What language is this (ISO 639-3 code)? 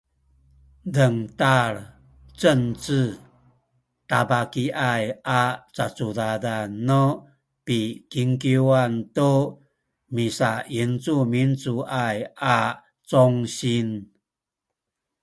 szy